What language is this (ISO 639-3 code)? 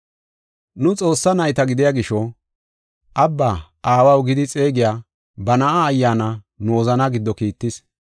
gof